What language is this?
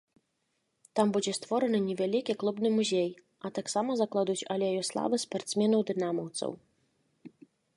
Belarusian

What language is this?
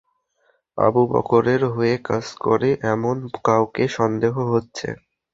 Bangla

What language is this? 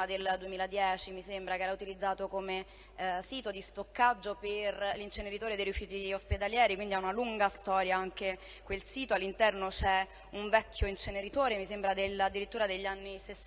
Italian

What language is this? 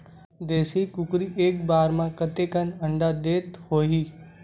Chhattisgarhi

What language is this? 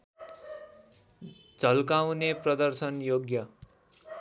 Nepali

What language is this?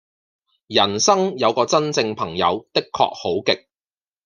Cantonese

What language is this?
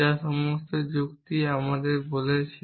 Bangla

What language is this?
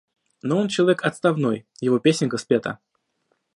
Russian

